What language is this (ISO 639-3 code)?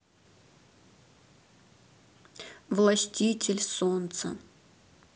rus